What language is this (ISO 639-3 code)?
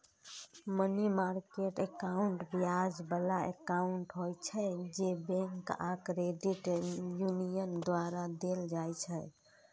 mai